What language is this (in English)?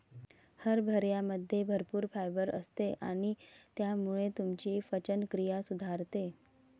Marathi